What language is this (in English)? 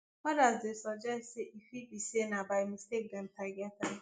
Nigerian Pidgin